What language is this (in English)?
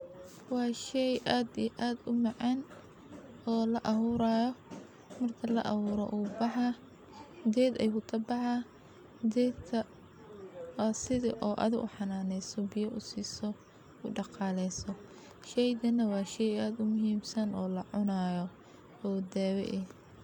Somali